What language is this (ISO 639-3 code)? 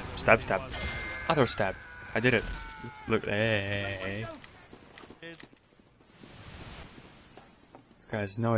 eng